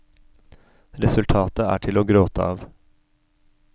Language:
Norwegian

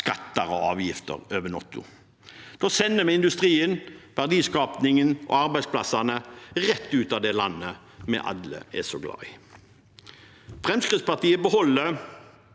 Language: Norwegian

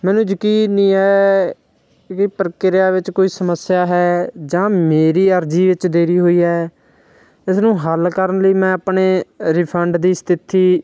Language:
Punjabi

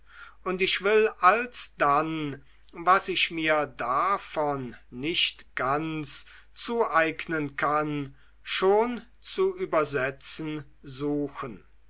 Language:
German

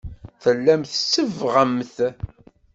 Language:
Kabyle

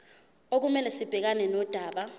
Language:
Zulu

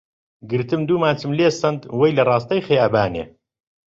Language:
Central Kurdish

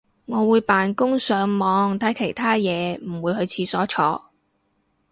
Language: Cantonese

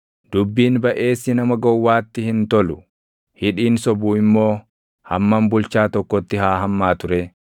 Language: Oromo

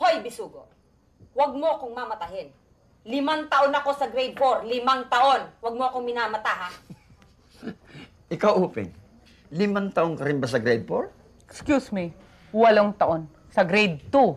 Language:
Filipino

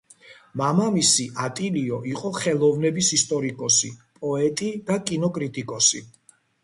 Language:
Georgian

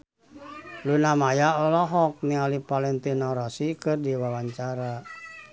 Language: Sundanese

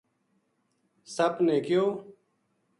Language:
Gujari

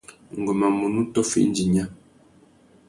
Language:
Tuki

